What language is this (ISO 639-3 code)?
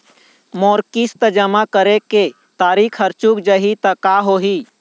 hne